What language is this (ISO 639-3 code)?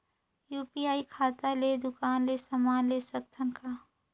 hne